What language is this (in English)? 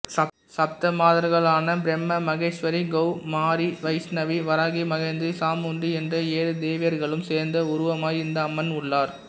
Tamil